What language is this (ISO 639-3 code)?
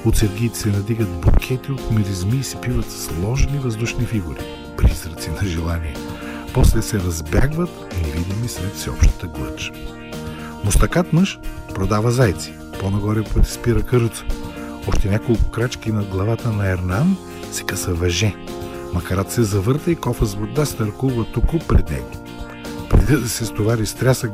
bul